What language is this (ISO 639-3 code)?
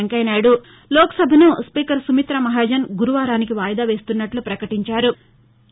tel